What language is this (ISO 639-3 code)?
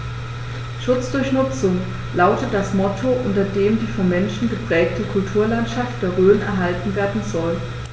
deu